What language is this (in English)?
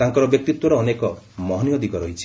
Odia